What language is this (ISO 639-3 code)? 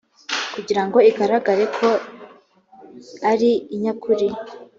kin